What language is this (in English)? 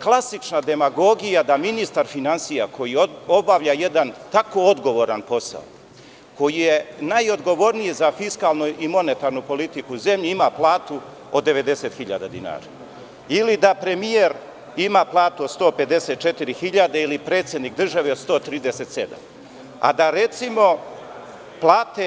Serbian